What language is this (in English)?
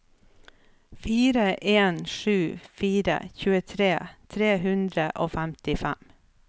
Norwegian